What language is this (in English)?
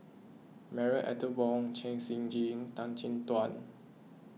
English